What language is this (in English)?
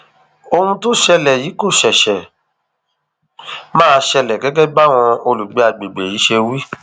Yoruba